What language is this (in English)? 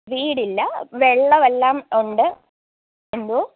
Malayalam